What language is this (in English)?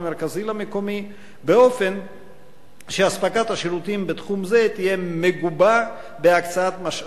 Hebrew